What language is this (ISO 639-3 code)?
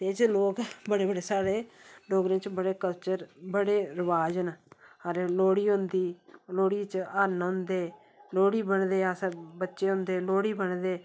doi